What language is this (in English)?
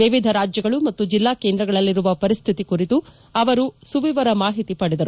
Kannada